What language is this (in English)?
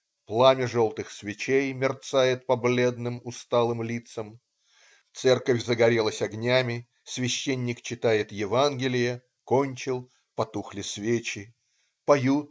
Russian